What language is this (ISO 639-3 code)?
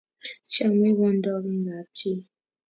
kln